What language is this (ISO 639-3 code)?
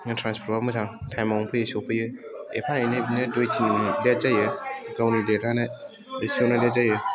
brx